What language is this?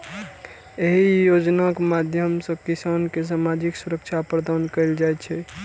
Maithili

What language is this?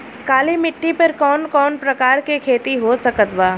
Bhojpuri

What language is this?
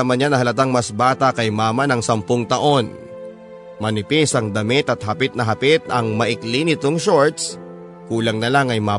Filipino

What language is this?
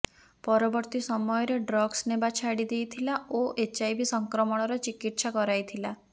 Odia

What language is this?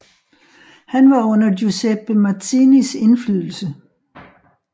Danish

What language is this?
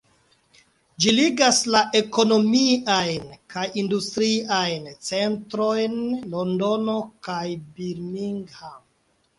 Esperanto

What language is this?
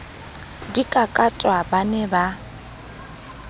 Southern Sotho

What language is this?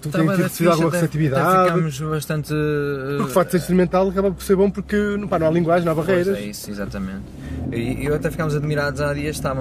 Portuguese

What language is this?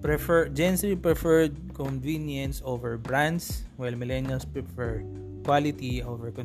Filipino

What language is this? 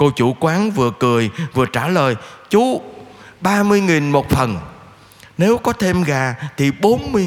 Vietnamese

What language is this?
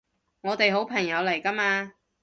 Cantonese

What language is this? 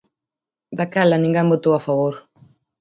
Galician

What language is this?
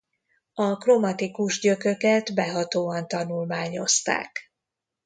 Hungarian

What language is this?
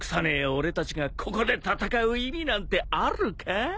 Japanese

